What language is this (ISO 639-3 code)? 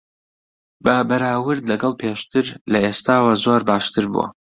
ckb